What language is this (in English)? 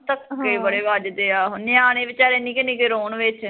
Punjabi